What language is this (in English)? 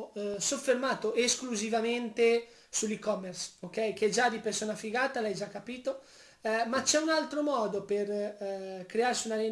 Italian